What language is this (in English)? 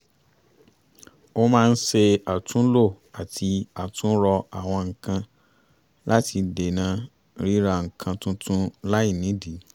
Yoruba